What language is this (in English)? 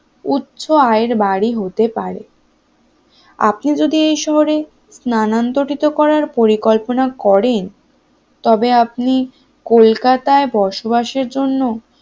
Bangla